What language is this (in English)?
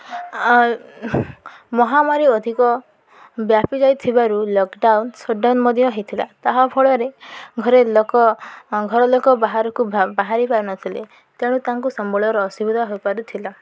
Odia